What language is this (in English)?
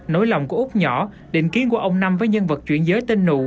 Vietnamese